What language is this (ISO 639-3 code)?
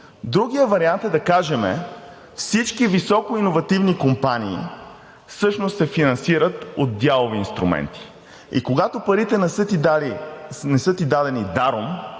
bul